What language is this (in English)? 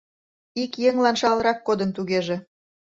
Mari